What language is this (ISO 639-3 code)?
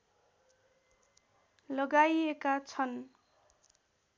nep